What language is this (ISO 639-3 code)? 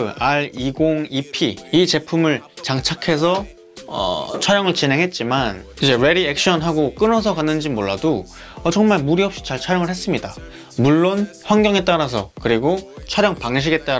kor